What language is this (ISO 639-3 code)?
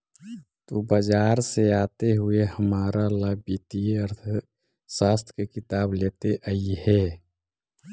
mag